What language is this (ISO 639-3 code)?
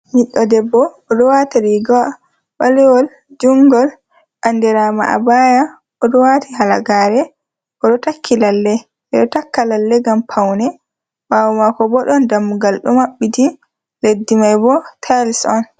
ful